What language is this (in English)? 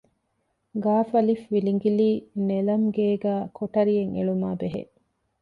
Divehi